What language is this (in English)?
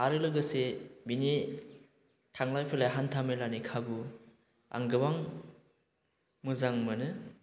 Bodo